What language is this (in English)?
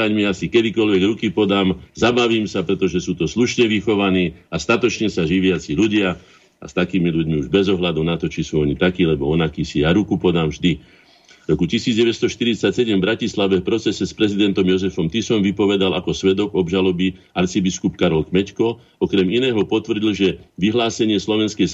Slovak